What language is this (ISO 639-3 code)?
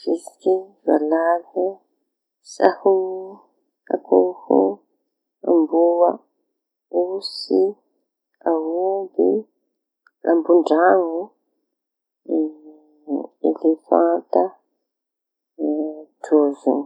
txy